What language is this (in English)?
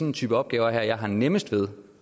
Danish